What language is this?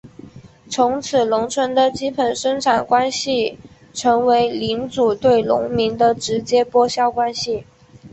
Chinese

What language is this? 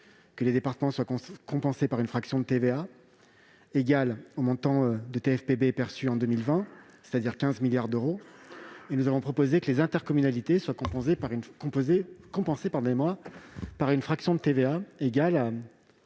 French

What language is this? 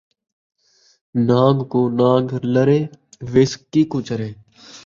Saraiki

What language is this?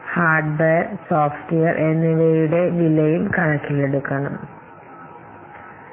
Malayalam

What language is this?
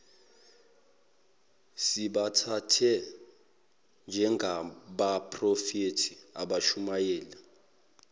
Zulu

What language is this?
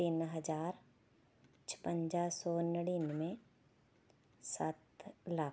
Punjabi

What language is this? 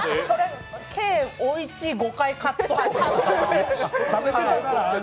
Japanese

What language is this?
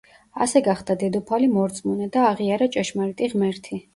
Georgian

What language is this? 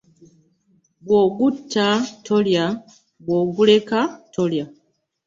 Ganda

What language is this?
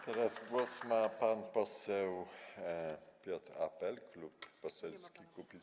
Polish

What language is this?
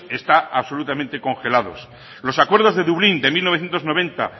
Spanish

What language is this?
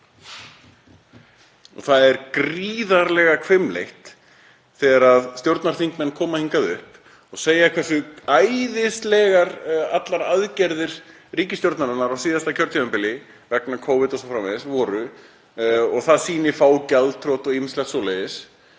Icelandic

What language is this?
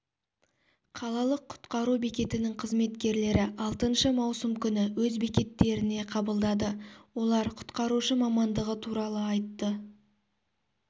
Kazakh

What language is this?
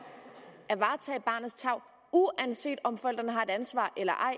Danish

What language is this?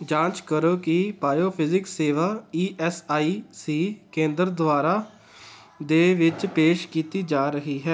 Punjabi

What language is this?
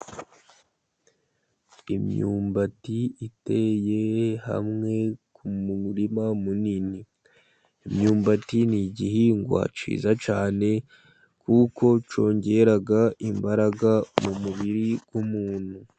Kinyarwanda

